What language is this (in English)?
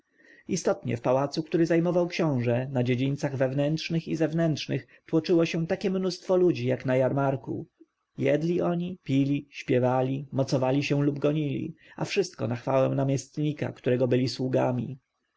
Polish